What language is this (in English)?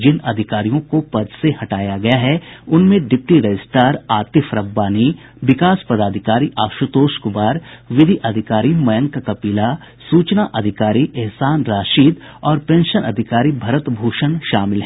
Hindi